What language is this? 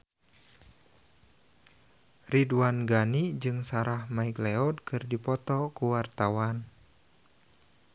Sundanese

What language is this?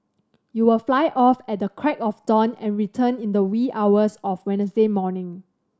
English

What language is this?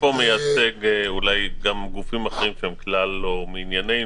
Hebrew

